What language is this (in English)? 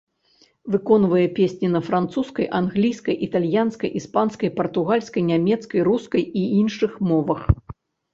Belarusian